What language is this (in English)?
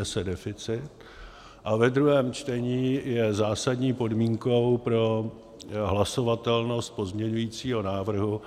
Czech